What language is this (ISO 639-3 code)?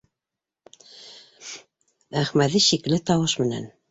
bak